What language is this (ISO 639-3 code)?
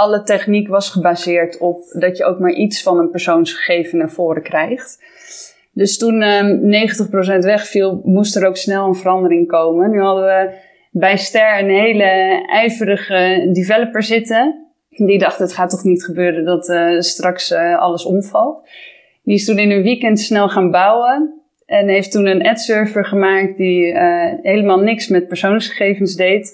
nld